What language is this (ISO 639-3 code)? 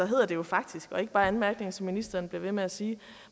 dan